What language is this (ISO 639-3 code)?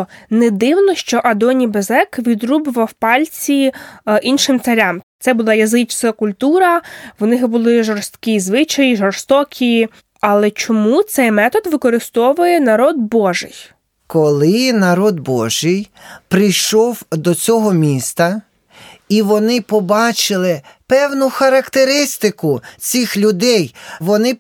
ukr